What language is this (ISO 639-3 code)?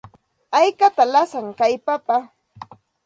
qxt